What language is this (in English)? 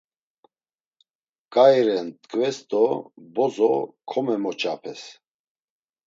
Laz